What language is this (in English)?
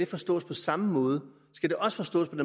Danish